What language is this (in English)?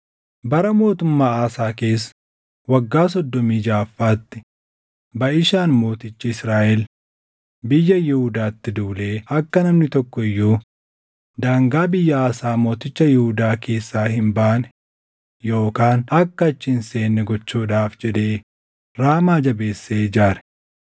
Oromo